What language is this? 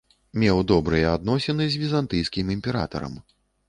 Belarusian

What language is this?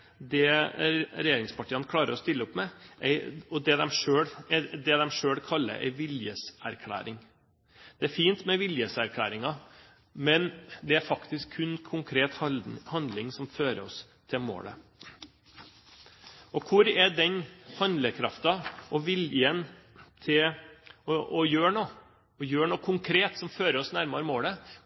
Norwegian Bokmål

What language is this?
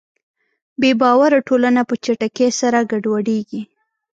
Pashto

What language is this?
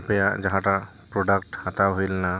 Santali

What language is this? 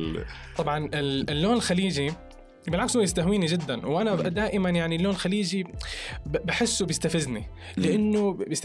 Arabic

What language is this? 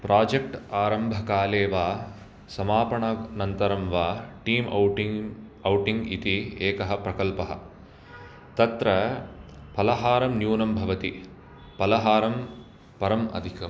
Sanskrit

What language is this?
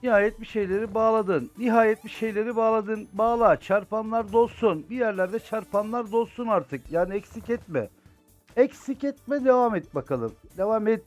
Turkish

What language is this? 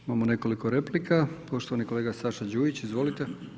Croatian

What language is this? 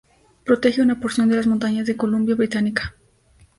Spanish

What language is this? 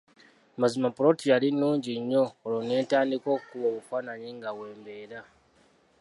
Ganda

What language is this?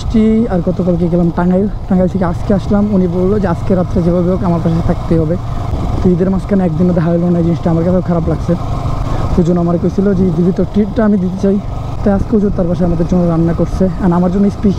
Hindi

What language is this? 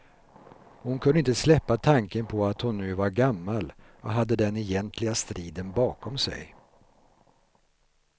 Swedish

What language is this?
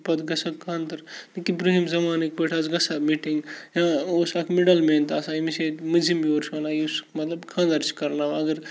Kashmiri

